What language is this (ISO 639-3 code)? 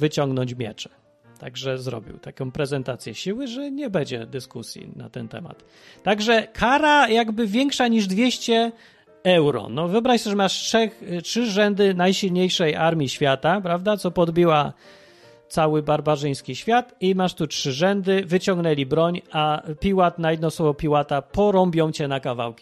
pol